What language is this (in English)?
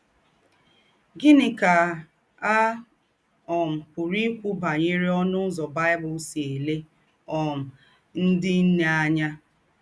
Igbo